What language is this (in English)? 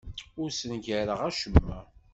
Kabyle